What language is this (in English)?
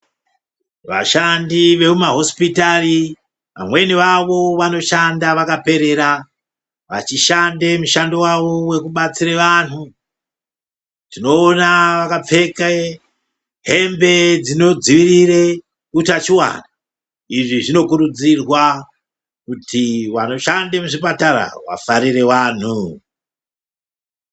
Ndau